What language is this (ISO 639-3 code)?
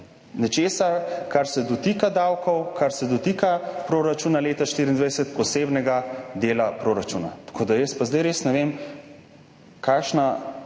slv